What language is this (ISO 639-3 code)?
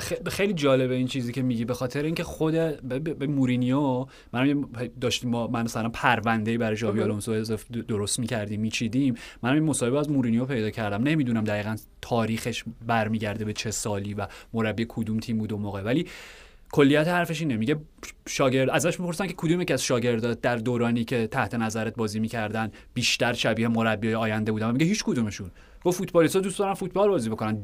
fas